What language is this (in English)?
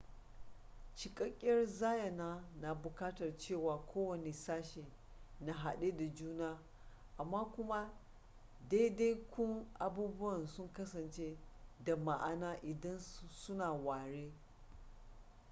Hausa